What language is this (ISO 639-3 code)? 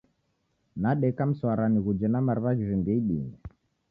dav